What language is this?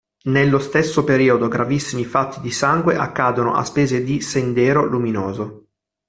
Italian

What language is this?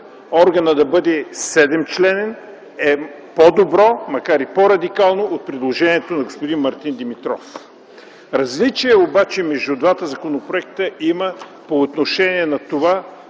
Bulgarian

